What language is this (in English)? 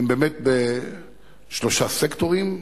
Hebrew